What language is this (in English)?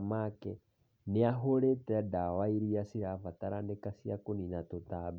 Kikuyu